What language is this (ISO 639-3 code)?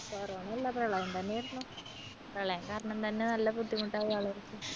mal